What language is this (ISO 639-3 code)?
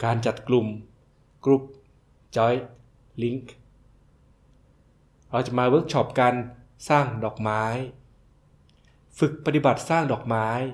tha